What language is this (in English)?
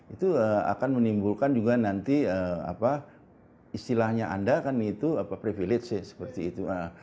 Indonesian